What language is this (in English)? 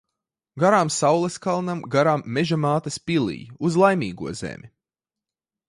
Latvian